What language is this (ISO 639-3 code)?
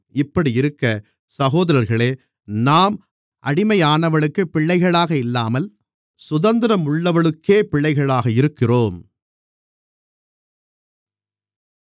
tam